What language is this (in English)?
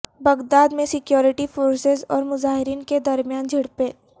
Urdu